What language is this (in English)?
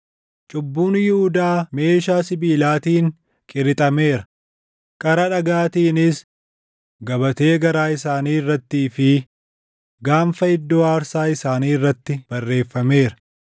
Oromo